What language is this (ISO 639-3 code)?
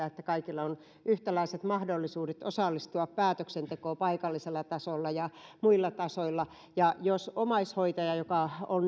fin